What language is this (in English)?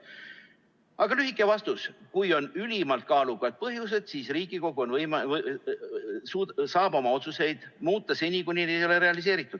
Estonian